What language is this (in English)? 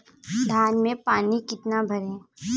Hindi